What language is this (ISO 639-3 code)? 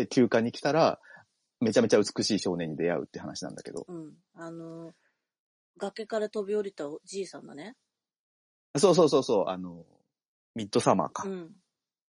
jpn